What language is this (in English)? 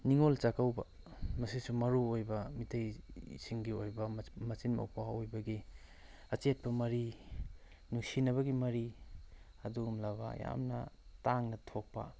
Manipuri